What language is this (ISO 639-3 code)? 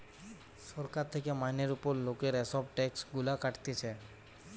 ben